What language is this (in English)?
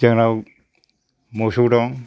Bodo